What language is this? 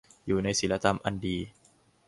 Thai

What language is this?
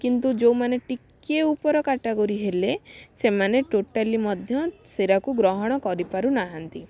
Odia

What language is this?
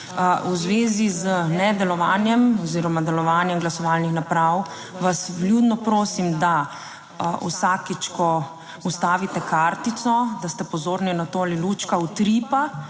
Slovenian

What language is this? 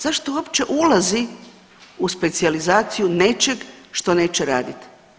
Croatian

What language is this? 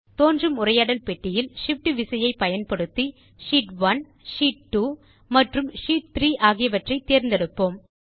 Tamil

